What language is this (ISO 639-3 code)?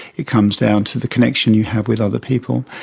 eng